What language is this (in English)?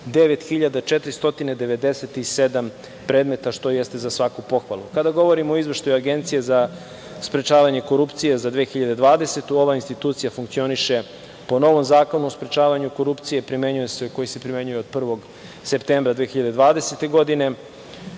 Serbian